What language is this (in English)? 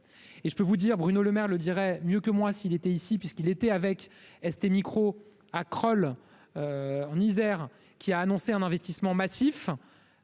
French